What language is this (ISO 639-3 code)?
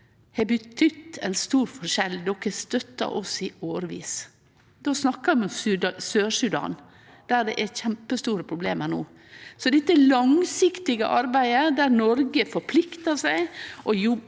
nor